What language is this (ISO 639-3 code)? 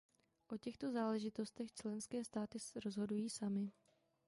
ces